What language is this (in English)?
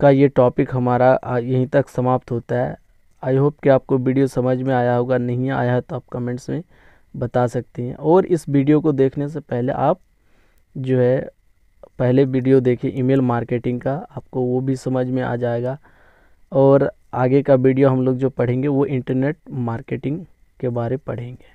Hindi